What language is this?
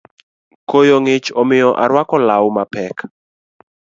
Luo (Kenya and Tanzania)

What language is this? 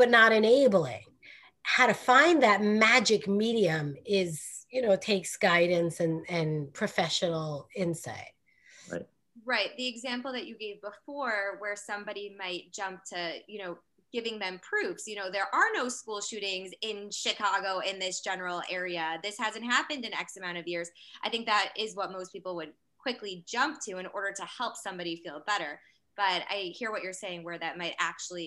English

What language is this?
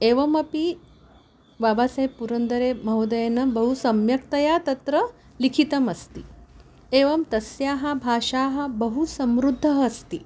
Sanskrit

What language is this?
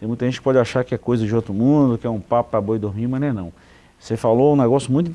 Portuguese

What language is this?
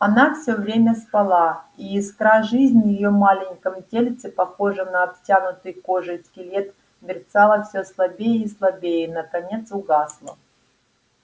Russian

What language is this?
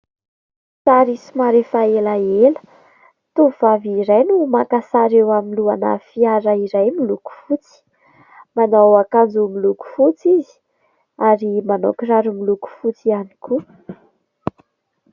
Malagasy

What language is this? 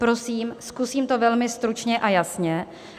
Czech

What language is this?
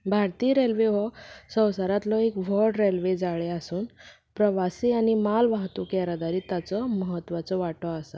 Konkani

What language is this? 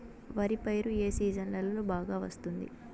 Telugu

